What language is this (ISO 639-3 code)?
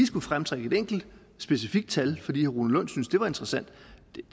dan